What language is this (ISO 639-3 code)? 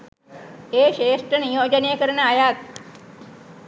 sin